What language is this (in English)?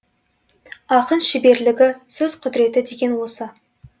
Kazakh